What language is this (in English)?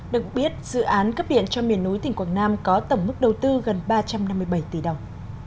Vietnamese